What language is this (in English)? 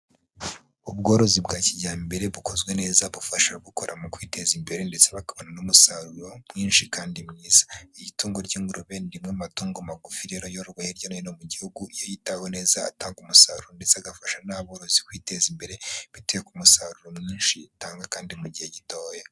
Kinyarwanda